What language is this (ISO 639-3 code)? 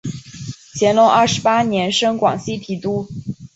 zho